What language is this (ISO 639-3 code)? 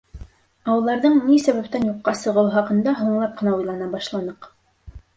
bak